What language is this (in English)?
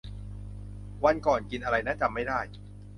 Thai